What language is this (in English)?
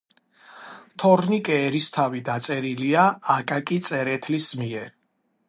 Georgian